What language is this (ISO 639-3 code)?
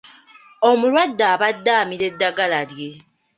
lug